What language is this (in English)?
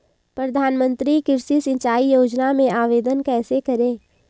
Hindi